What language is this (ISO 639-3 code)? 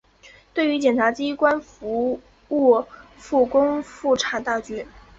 zho